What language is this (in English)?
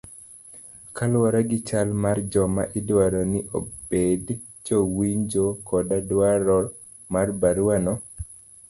Luo (Kenya and Tanzania)